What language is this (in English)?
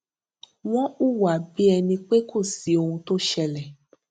Yoruba